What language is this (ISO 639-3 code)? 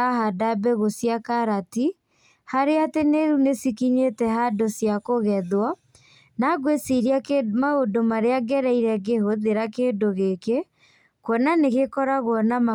kik